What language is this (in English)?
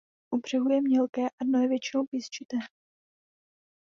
Czech